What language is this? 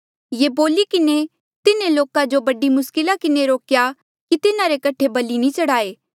Mandeali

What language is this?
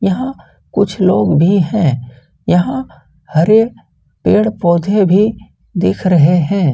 Hindi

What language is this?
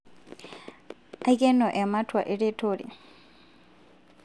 Masai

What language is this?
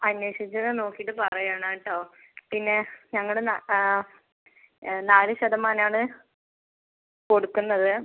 Malayalam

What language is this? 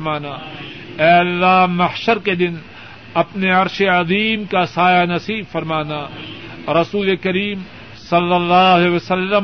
Urdu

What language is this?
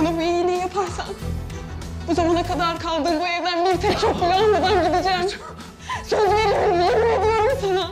Turkish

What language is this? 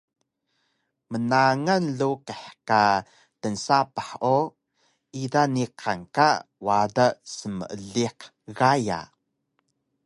Taroko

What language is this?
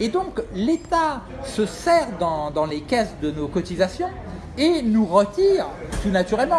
French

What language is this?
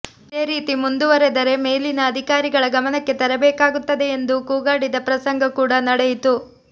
Kannada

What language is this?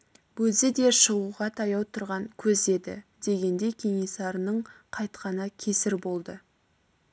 Kazakh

